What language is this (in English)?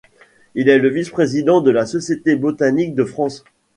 French